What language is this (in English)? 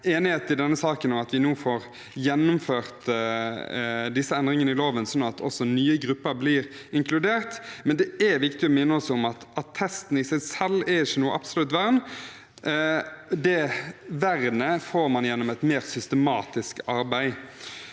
Norwegian